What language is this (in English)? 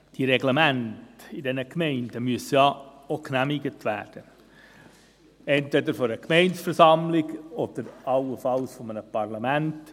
Swiss German